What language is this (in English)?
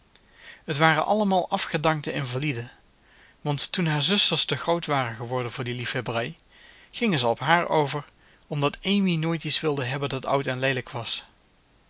Dutch